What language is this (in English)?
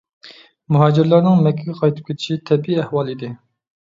Uyghur